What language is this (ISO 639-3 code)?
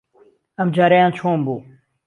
ckb